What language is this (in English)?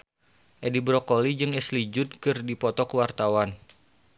Sundanese